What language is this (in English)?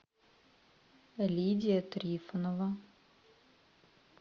Russian